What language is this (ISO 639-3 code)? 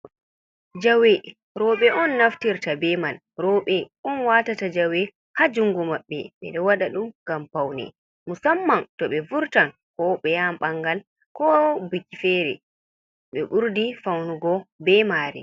ful